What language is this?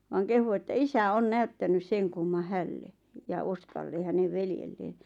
Finnish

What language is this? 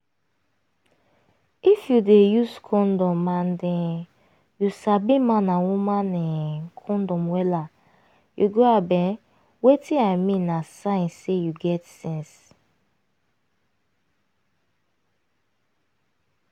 Nigerian Pidgin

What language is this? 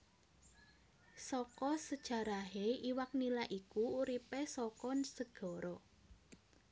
Javanese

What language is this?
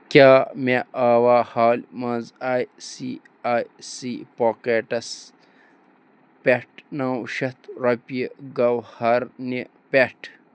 Kashmiri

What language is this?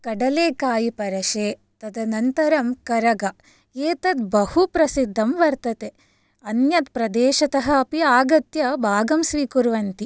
Sanskrit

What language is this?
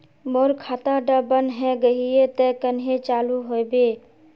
Magahi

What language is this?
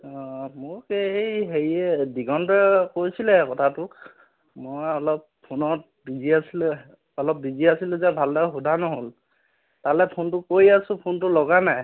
Assamese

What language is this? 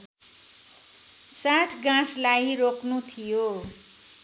Nepali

